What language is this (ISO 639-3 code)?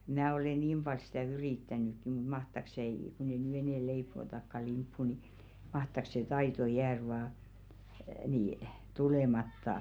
fin